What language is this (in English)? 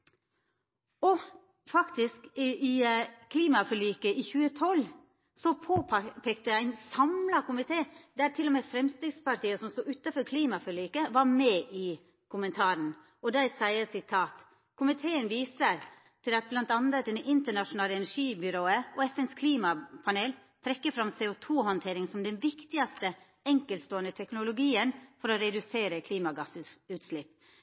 Norwegian Nynorsk